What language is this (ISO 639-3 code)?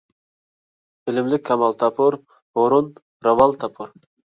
uig